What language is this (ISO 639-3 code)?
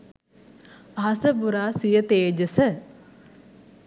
sin